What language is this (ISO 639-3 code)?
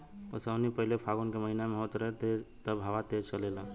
bho